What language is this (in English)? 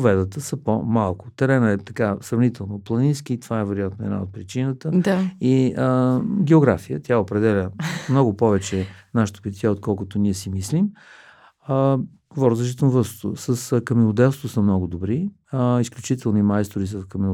Bulgarian